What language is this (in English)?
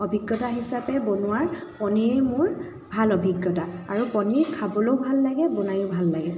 Assamese